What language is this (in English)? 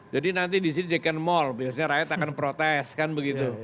Indonesian